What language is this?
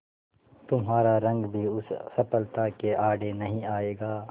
Hindi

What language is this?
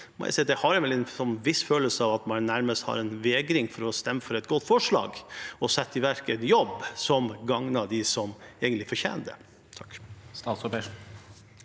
Norwegian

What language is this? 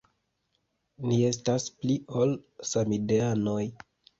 Esperanto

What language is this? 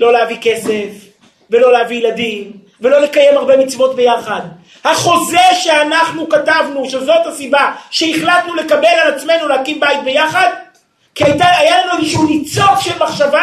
Hebrew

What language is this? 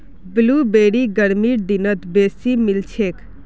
Magahi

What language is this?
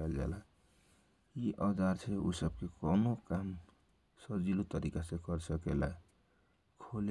Kochila Tharu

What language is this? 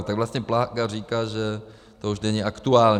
Czech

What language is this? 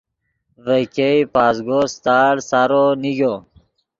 Yidgha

